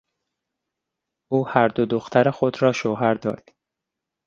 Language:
Persian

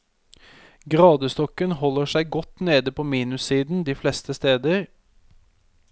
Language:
Norwegian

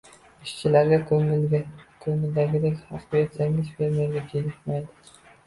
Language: Uzbek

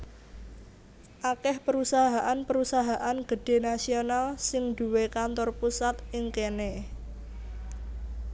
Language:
Javanese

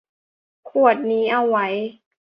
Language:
Thai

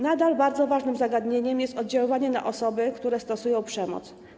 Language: Polish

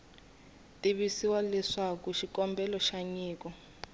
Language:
Tsonga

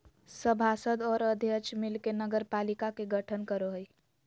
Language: Magahi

